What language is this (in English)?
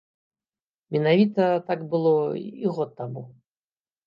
Belarusian